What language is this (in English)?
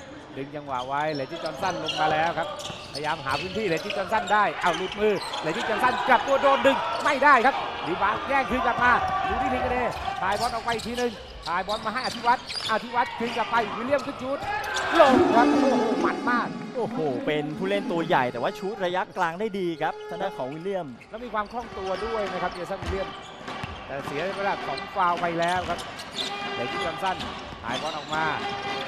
Thai